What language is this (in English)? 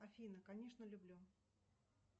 Russian